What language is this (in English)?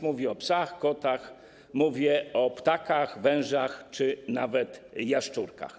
Polish